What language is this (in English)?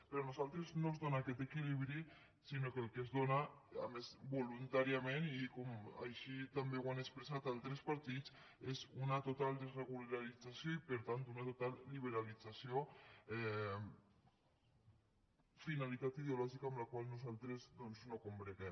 Catalan